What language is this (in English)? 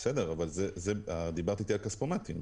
Hebrew